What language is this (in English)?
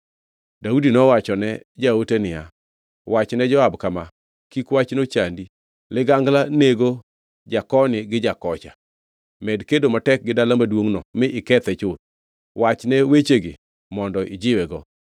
Luo (Kenya and Tanzania)